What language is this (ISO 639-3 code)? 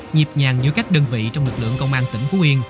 vie